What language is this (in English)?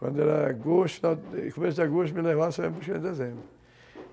Portuguese